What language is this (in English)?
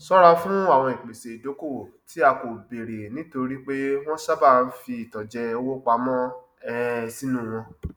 Yoruba